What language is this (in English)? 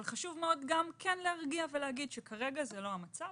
Hebrew